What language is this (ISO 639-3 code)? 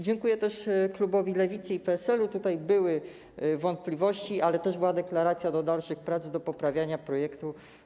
pol